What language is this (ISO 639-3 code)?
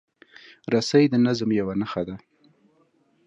pus